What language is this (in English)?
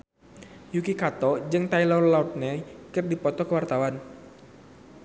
Sundanese